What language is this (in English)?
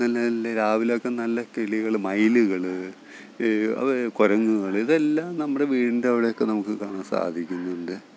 Malayalam